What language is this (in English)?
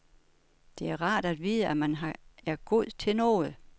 Danish